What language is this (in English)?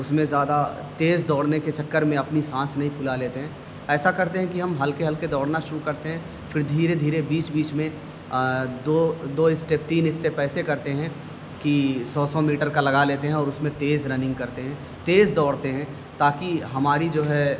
Urdu